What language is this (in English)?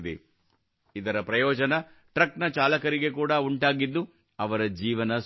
Kannada